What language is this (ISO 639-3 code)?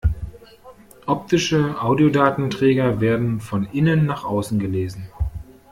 deu